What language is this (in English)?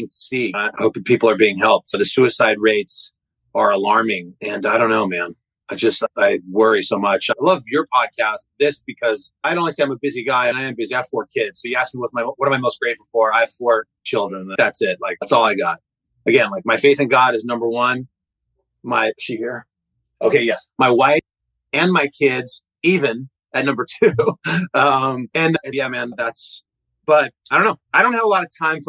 English